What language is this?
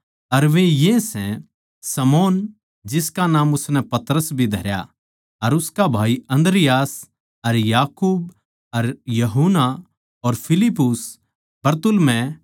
Haryanvi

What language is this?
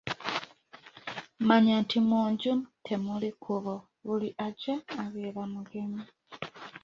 Ganda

